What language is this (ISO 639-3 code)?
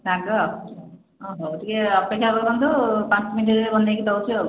ori